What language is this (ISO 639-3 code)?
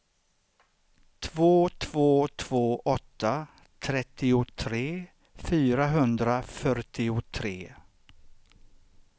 swe